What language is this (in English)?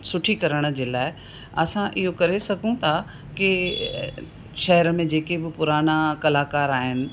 Sindhi